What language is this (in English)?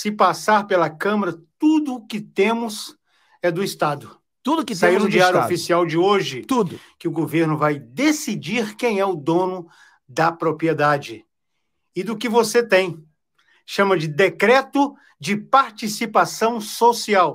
Portuguese